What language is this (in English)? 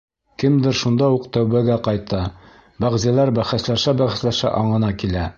Bashkir